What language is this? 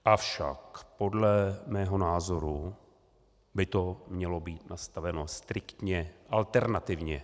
Czech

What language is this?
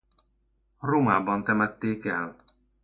Hungarian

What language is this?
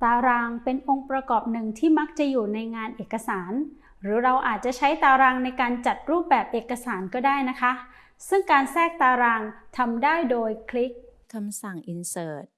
Thai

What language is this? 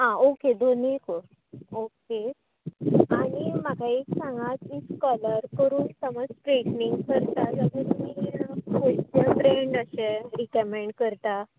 Konkani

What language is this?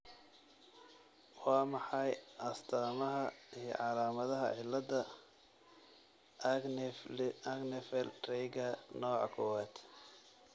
Somali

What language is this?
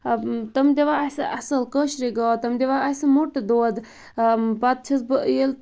Kashmiri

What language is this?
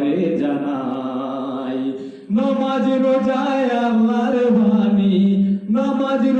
Bangla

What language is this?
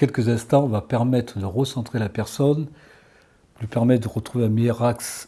French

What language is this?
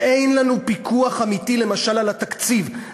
Hebrew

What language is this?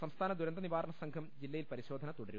Malayalam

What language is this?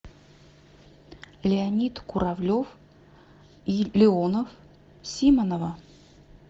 Russian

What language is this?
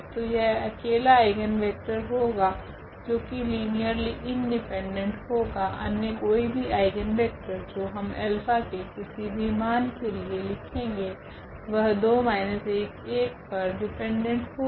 Hindi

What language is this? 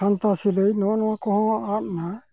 Santali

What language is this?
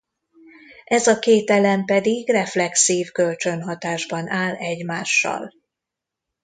Hungarian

